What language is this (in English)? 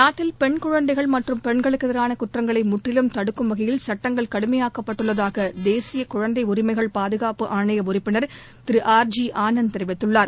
Tamil